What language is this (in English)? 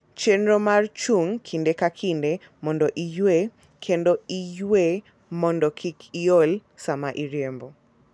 Luo (Kenya and Tanzania)